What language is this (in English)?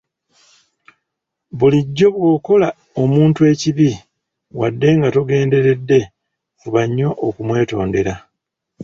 Ganda